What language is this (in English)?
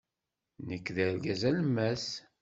Kabyle